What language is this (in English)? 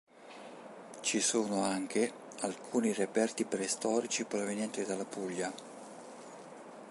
Italian